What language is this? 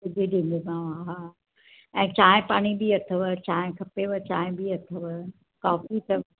Sindhi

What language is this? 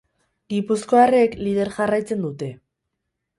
Basque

